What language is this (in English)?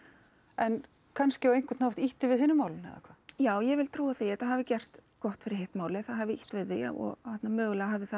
Icelandic